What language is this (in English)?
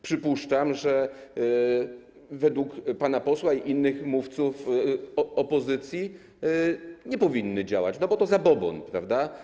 Polish